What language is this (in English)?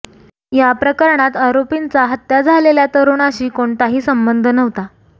Marathi